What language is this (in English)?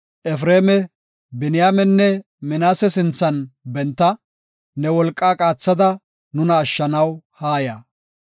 Gofa